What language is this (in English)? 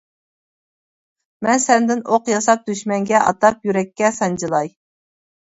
Uyghur